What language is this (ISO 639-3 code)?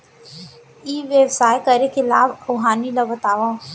hne